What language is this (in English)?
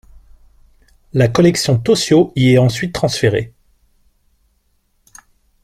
French